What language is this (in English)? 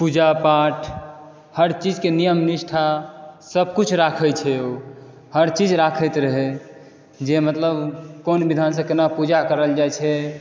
Maithili